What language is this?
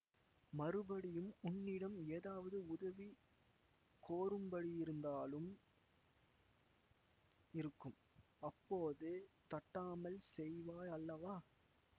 Tamil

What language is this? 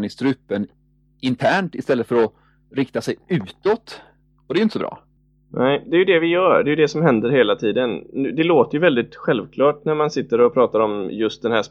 Swedish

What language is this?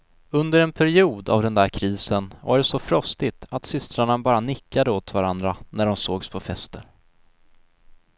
Swedish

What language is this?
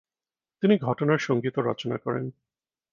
Bangla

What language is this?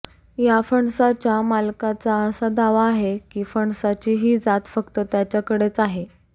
Marathi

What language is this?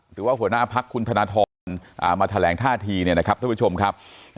Thai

